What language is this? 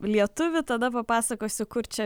Lithuanian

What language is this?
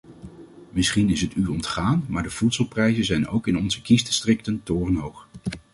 Dutch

